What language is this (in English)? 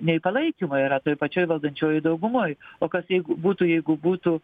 Lithuanian